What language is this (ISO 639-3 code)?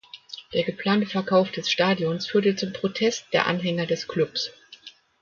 deu